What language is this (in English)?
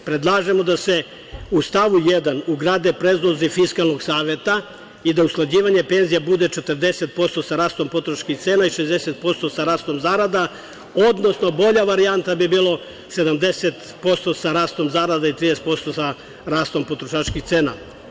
Serbian